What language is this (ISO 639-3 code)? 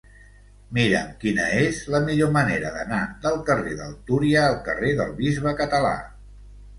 cat